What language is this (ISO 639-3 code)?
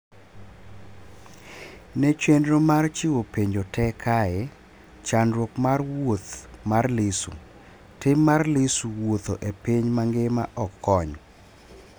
luo